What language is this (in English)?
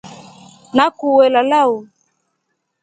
Rombo